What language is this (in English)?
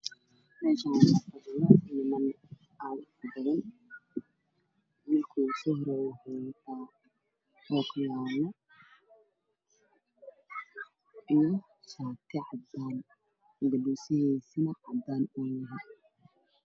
Somali